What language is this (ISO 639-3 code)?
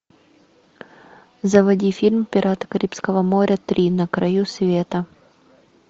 rus